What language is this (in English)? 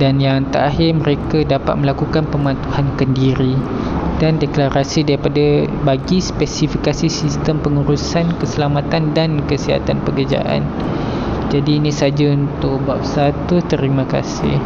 Malay